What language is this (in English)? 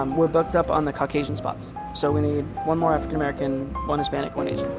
English